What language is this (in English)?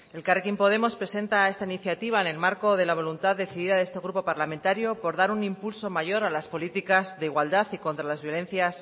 Spanish